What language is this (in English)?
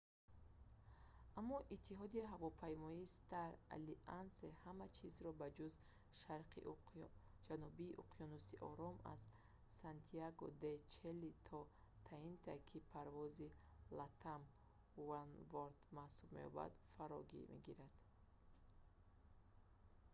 Tajik